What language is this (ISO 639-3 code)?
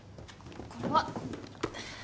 jpn